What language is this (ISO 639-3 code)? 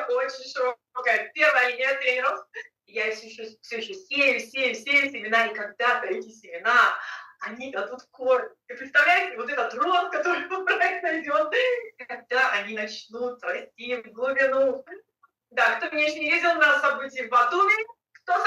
rus